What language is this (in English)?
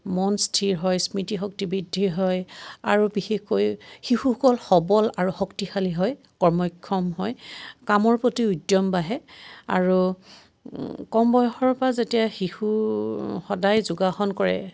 Assamese